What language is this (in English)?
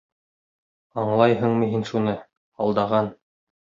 Bashkir